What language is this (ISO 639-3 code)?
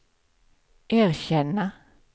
swe